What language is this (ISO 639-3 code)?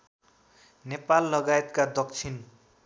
nep